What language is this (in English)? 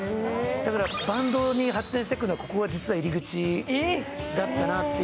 Japanese